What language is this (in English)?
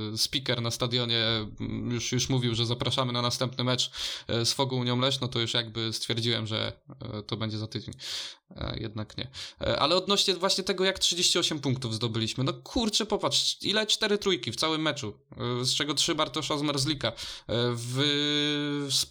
Polish